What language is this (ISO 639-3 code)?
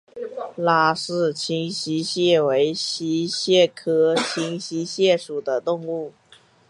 zho